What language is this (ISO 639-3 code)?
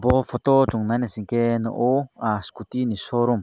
trp